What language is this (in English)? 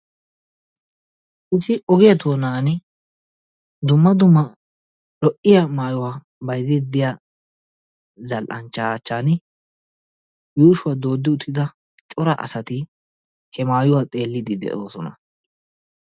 Wolaytta